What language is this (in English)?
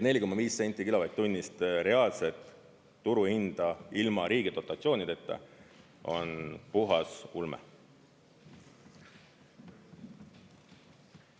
Estonian